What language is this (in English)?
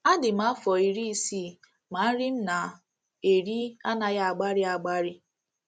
Igbo